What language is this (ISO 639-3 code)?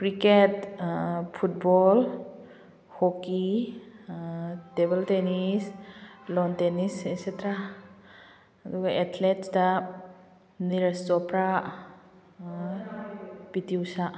mni